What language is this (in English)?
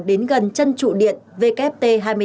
Vietnamese